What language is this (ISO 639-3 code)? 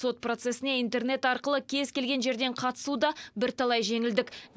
kaz